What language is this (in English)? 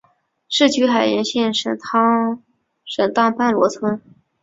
Chinese